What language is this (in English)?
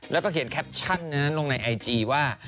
Thai